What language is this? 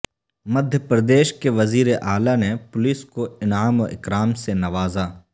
Urdu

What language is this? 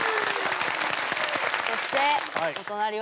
Japanese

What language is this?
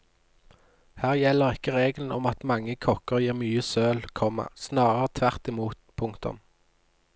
Norwegian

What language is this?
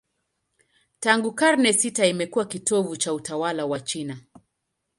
Swahili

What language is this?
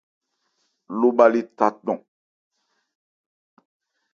Ebrié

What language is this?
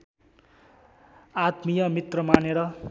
Nepali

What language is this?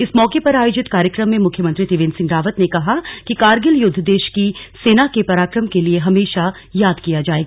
Hindi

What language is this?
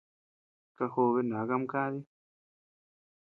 Tepeuxila Cuicatec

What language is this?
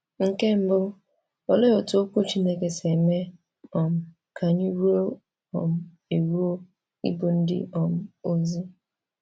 Igbo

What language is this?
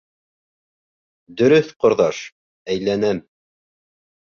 Bashkir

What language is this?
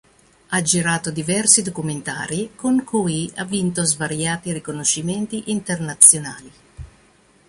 Italian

